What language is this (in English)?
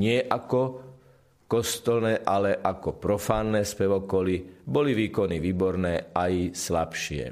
Slovak